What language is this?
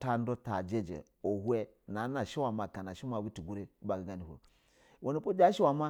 Basa (Nigeria)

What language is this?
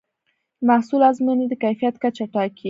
Pashto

